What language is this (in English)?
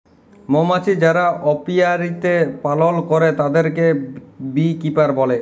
Bangla